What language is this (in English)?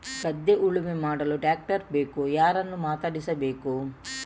Kannada